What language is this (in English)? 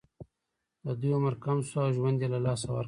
Pashto